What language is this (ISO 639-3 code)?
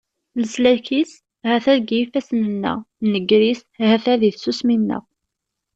kab